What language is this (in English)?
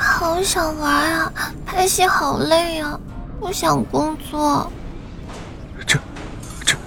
Chinese